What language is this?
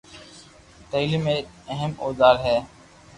Loarki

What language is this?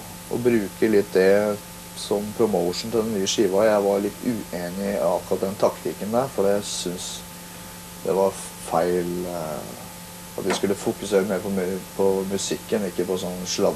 Norwegian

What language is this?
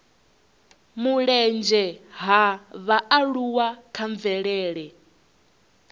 Venda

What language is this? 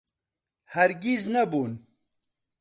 Central Kurdish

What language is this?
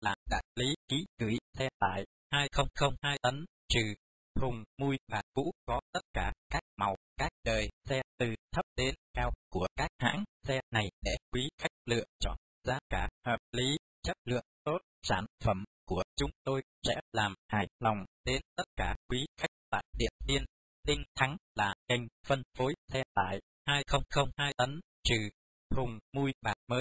Vietnamese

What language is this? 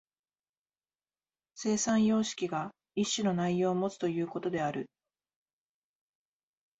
Japanese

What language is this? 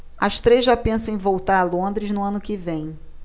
Portuguese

